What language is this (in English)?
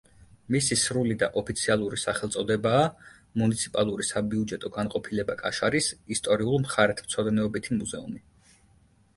Georgian